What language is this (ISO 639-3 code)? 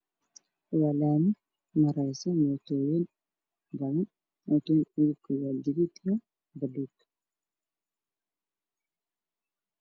som